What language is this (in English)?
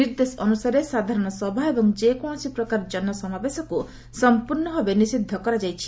Odia